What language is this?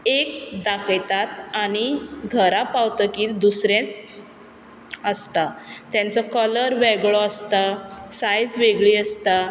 Konkani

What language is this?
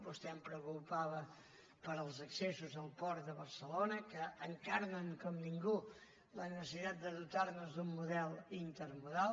Catalan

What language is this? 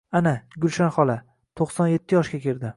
Uzbek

